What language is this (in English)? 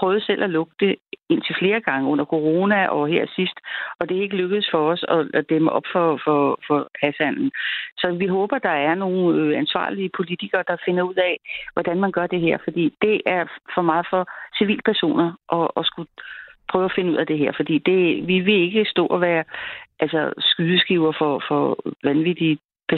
Danish